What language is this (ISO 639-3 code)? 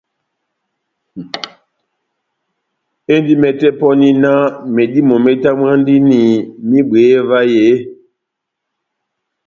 bnm